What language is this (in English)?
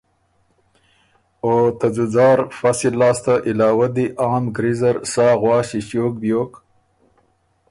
Ormuri